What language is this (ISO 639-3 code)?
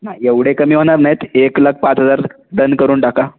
mar